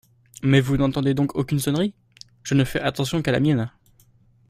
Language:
French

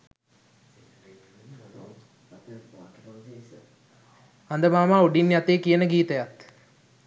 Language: Sinhala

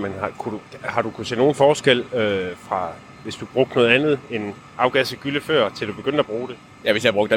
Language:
Danish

